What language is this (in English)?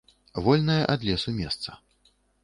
Belarusian